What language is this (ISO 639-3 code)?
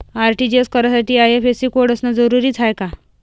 mar